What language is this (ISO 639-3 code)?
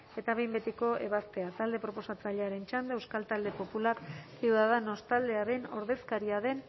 eus